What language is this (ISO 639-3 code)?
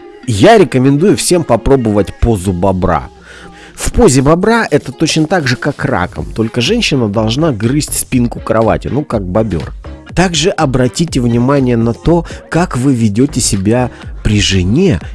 rus